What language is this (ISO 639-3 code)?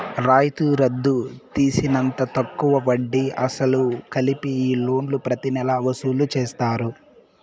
tel